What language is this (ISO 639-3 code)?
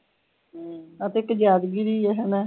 pan